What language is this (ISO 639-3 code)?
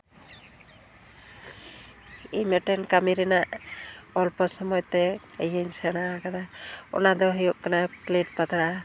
sat